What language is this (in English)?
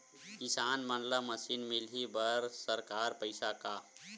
Chhattisgarhi